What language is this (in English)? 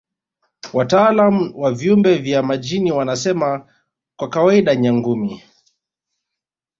Swahili